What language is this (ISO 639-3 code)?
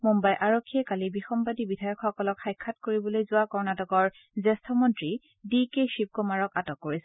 asm